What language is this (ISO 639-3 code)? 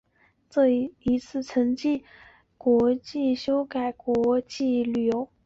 zho